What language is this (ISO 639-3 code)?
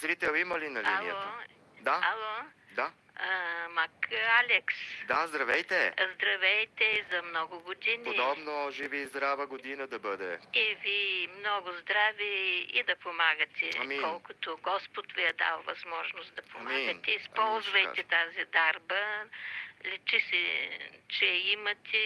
bul